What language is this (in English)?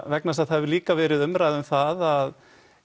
Icelandic